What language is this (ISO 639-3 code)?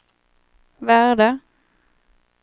swe